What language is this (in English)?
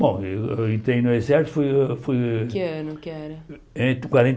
Portuguese